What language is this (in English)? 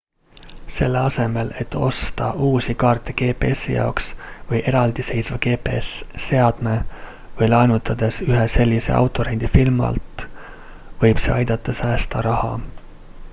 Estonian